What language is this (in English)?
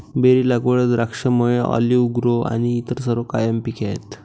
Marathi